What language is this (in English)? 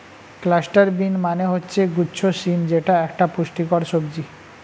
Bangla